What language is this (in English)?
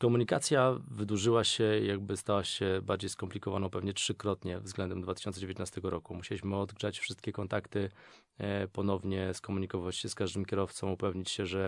Polish